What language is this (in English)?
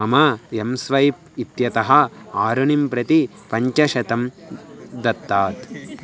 Sanskrit